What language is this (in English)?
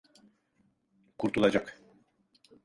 Turkish